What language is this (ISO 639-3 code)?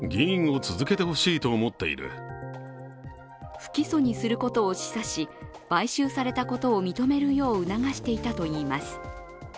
jpn